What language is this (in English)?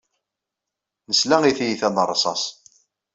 Kabyle